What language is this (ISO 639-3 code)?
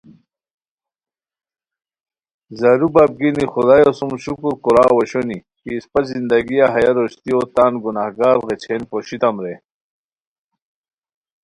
khw